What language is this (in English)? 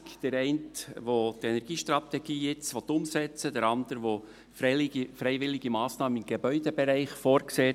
Swiss German